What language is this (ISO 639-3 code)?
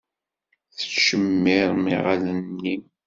kab